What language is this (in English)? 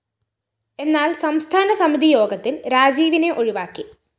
Malayalam